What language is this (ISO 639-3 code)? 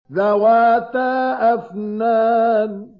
ara